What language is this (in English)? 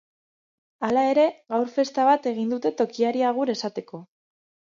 Basque